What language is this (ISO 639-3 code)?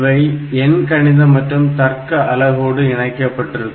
tam